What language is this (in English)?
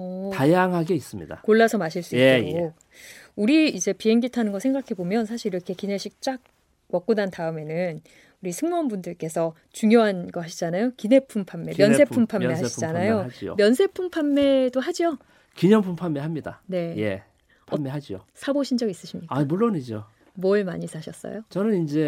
Korean